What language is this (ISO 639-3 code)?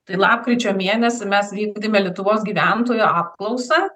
lit